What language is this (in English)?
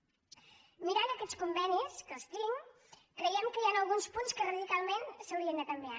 Catalan